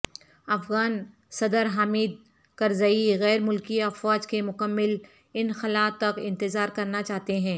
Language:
Urdu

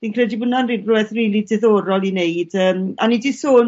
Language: Welsh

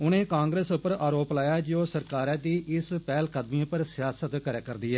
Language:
Dogri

